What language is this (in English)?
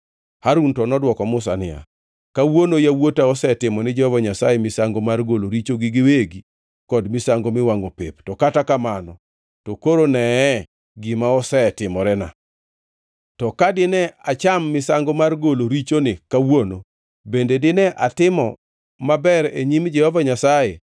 Luo (Kenya and Tanzania)